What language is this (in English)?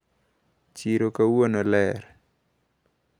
Luo (Kenya and Tanzania)